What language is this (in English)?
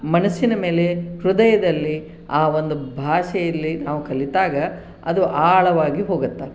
Kannada